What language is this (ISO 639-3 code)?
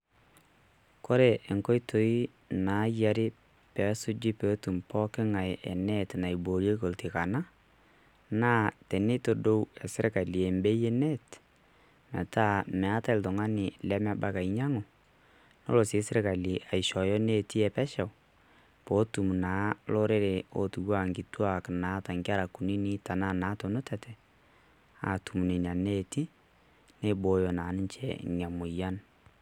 mas